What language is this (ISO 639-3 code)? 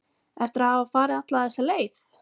isl